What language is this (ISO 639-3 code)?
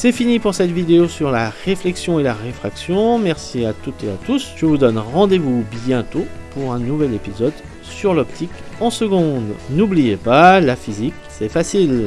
fra